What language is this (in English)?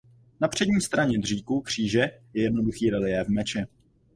Czech